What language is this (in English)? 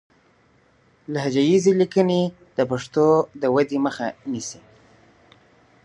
Pashto